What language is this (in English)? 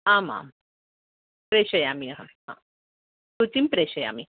Sanskrit